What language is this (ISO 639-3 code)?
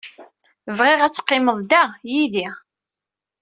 kab